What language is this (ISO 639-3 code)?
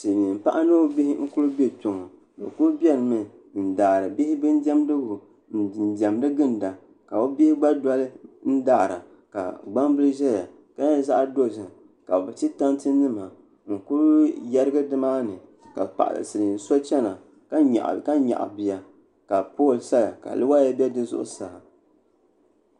dag